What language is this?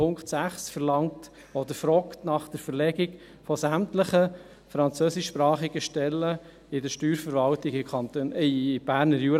Swiss German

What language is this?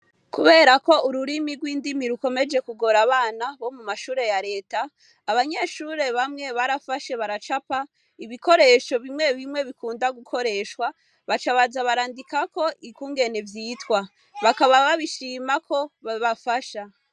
Rundi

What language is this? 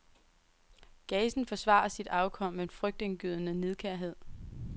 Danish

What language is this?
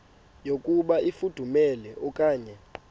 Xhosa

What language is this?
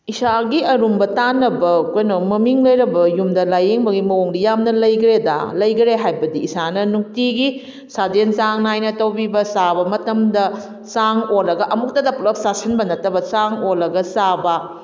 Manipuri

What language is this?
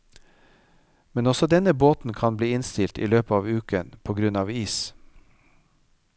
Norwegian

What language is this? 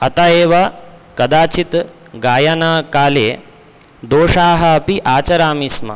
Sanskrit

